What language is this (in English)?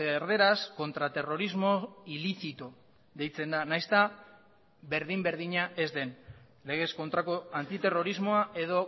Basque